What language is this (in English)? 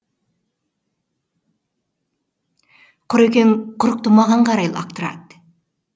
Kazakh